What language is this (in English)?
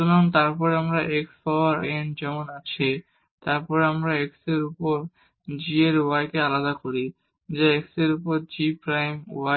Bangla